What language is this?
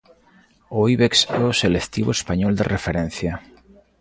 Galician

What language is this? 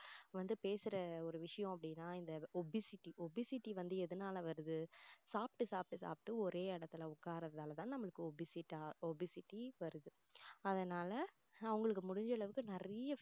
Tamil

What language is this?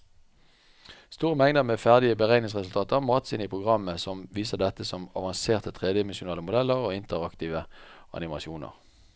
Norwegian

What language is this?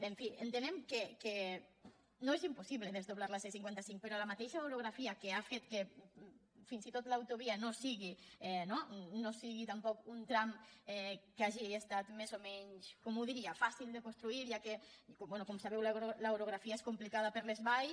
Catalan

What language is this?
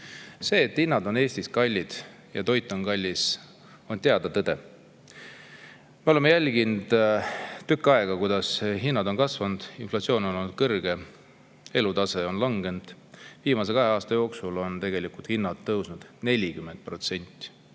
Estonian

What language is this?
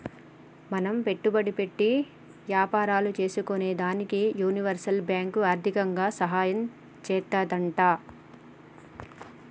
Telugu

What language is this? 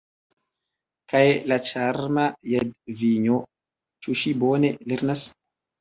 Esperanto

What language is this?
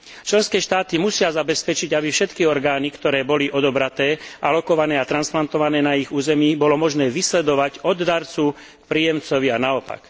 Slovak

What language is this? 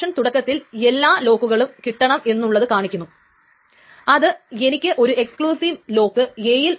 Malayalam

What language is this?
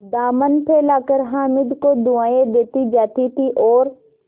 Hindi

